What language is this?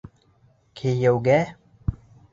Bashkir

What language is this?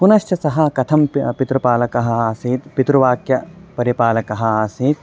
Sanskrit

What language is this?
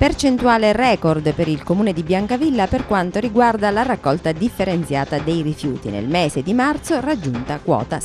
Italian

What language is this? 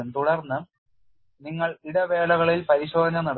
Malayalam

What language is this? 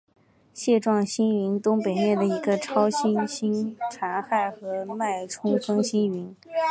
Chinese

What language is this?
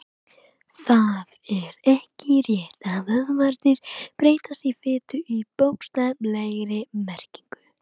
Icelandic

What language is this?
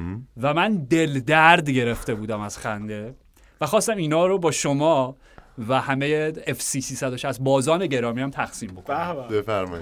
Persian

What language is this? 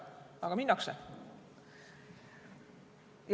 Estonian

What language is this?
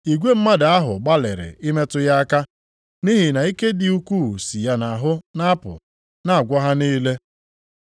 Igbo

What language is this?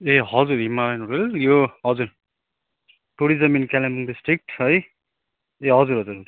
Nepali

